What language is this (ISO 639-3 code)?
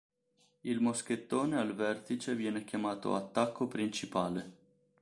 ita